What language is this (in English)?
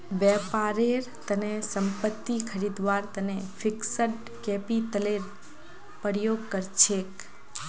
Magahi